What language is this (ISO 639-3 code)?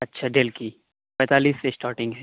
urd